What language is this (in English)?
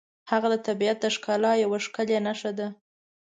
Pashto